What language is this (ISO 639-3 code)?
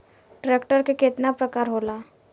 bho